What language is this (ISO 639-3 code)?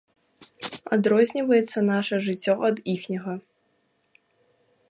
bel